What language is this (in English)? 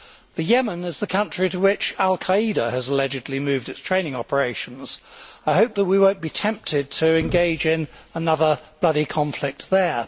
English